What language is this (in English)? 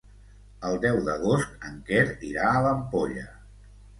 Catalan